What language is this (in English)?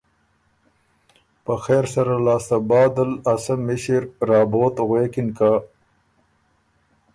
Ormuri